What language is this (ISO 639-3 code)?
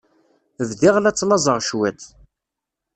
kab